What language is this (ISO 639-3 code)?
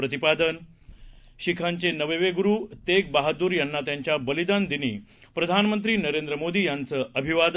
mar